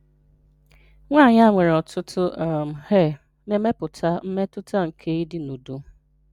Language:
Igbo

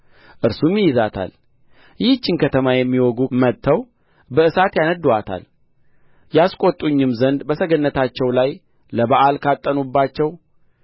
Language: Amharic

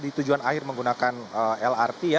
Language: Indonesian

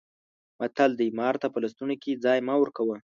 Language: Pashto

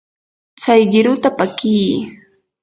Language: Yanahuanca Pasco Quechua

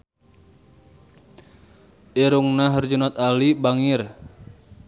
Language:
Sundanese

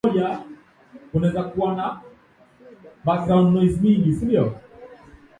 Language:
Swahili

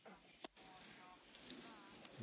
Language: Slovak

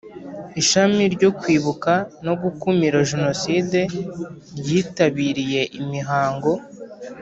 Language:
Kinyarwanda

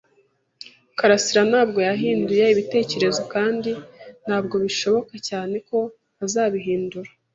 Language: Kinyarwanda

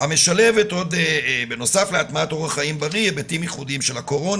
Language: Hebrew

